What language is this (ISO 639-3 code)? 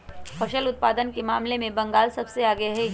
mag